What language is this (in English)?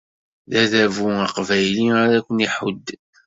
Kabyle